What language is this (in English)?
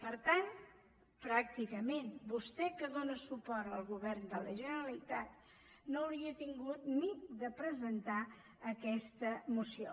Catalan